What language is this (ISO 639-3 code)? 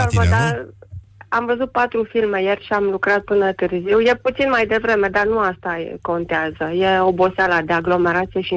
ron